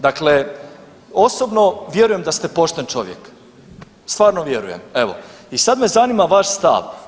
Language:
Croatian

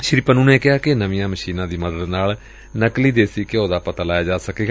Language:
Punjabi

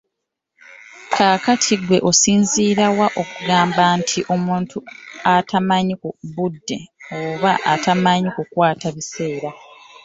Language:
Ganda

